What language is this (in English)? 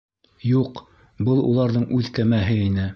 Bashkir